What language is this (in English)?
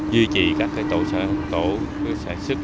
Vietnamese